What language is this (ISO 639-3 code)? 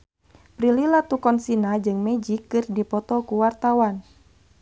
sun